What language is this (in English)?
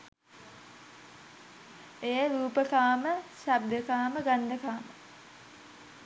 Sinhala